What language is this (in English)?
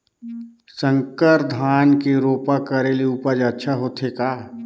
Chhattisgarhi